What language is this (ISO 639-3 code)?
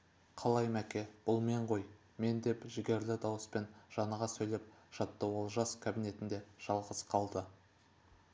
kaz